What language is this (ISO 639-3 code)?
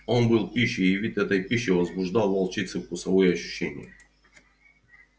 rus